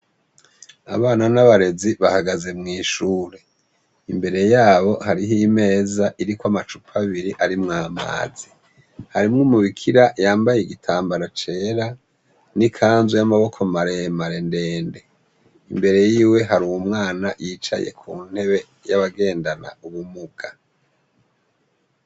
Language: Rundi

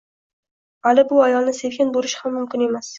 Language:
Uzbek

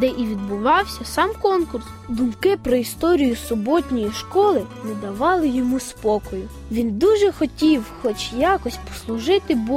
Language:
Ukrainian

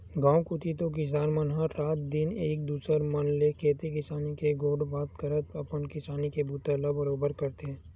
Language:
Chhattisgarhi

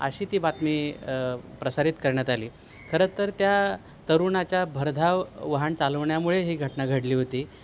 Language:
Marathi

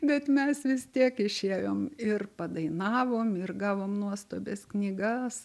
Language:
Lithuanian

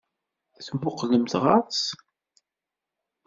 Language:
Kabyle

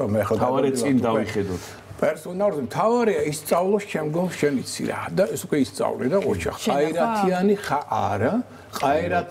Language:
Romanian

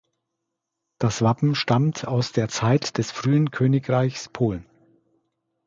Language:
German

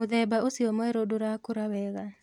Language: Kikuyu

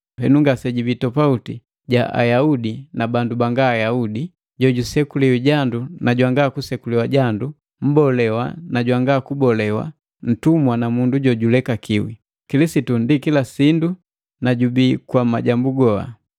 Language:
Matengo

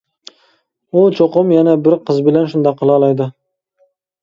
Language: Uyghur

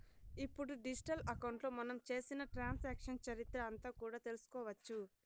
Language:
Telugu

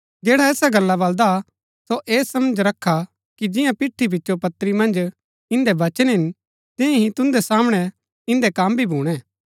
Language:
Gaddi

